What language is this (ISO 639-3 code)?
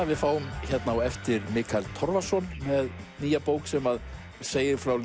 isl